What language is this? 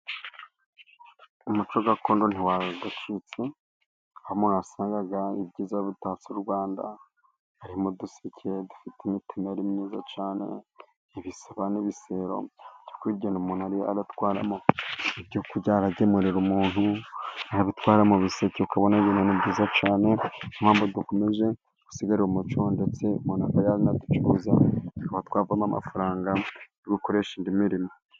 Kinyarwanda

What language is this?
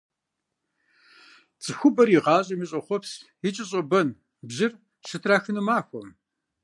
Kabardian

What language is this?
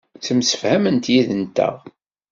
Kabyle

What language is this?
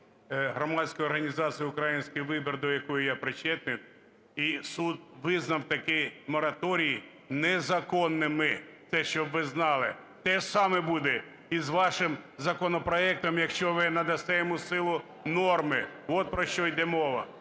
Ukrainian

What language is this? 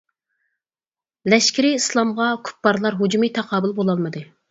Uyghur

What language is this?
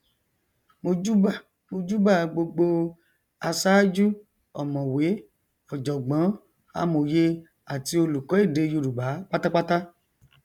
Yoruba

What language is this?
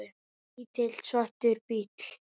Icelandic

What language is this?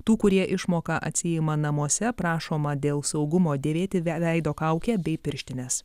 Lithuanian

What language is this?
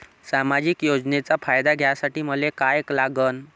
Marathi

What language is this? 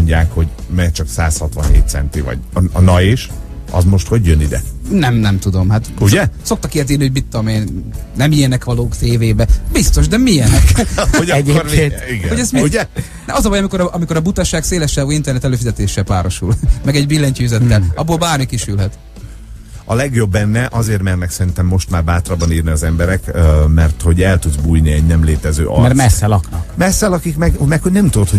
Hungarian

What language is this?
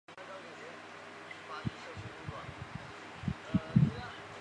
Chinese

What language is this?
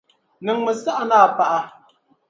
Dagbani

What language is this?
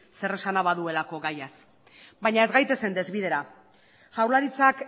Basque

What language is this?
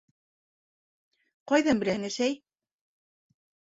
Bashkir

